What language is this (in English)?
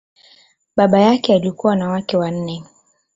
Swahili